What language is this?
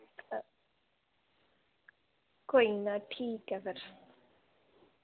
Dogri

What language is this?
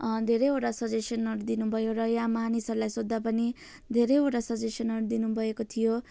Nepali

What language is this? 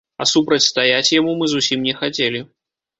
Belarusian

